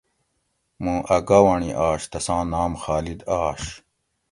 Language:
Gawri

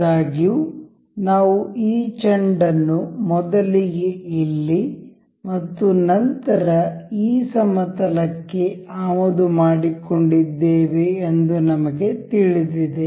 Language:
Kannada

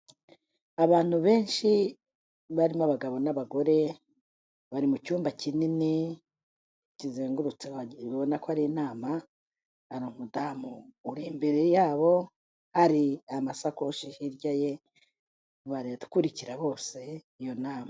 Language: Kinyarwanda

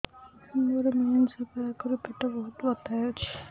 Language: Odia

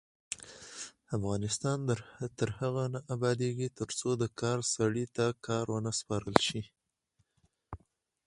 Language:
Pashto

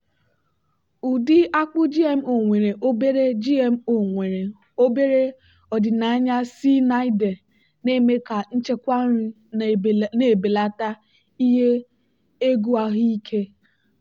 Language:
Igbo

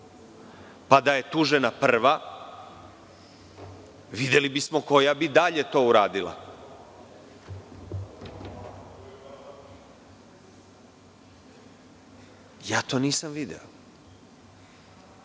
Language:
Serbian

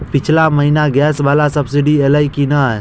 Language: Maithili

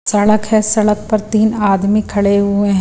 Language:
Hindi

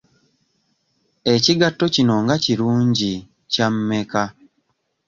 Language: Ganda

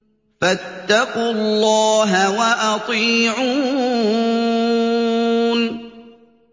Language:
Arabic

